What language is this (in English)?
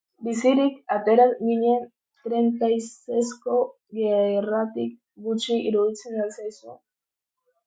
Basque